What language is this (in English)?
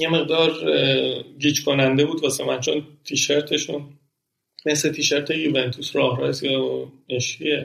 Persian